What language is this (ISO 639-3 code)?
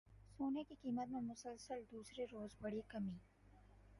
urd